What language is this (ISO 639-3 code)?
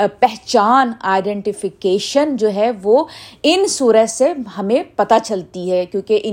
urd